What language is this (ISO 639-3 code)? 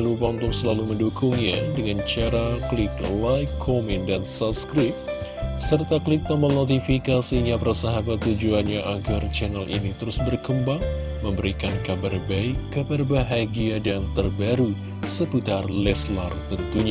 ind